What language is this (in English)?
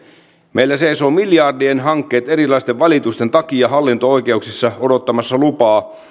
Finnish